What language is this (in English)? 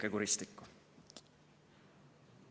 Estonian